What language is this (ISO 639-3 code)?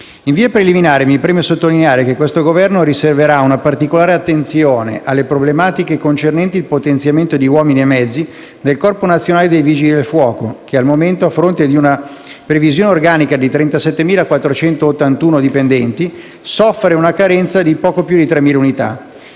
ita